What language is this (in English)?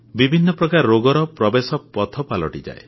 Odia